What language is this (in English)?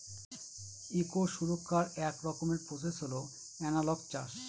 Bangla